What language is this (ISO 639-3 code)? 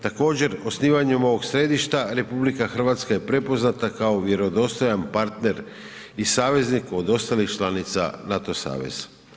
hrv